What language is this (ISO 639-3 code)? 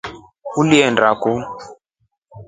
rof